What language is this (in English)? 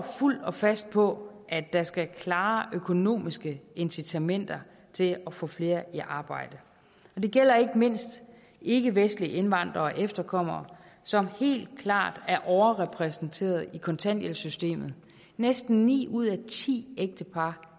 Danish